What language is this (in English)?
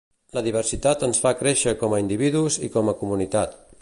Catalan